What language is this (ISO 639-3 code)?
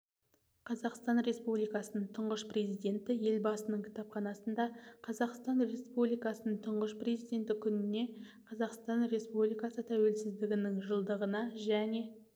kaz